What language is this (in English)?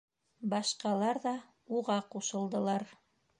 Bashkir